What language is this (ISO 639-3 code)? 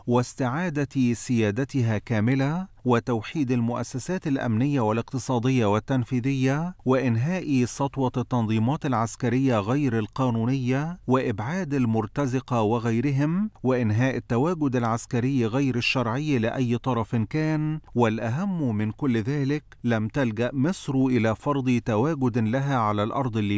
ara